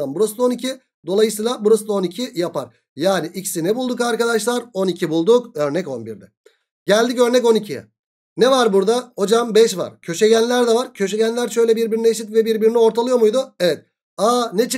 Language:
Turkish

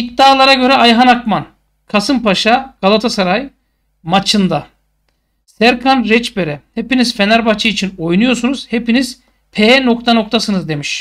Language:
Turkish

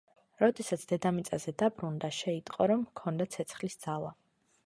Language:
Georgian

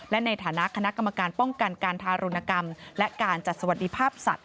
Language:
Thai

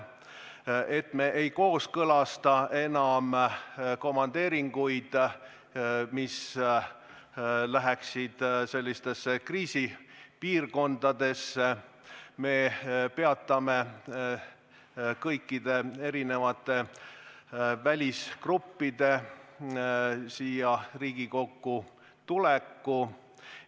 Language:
Estonian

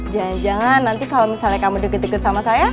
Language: Indonesian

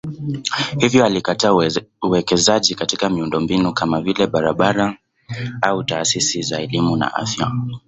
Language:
Swahili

